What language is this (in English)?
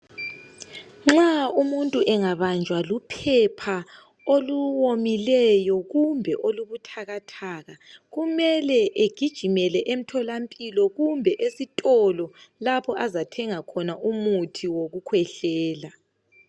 North Ndebele